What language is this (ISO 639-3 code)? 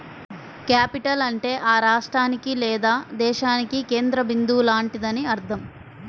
tel